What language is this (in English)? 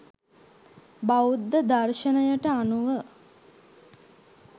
Sinhala